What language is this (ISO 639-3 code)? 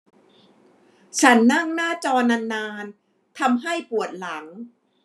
tha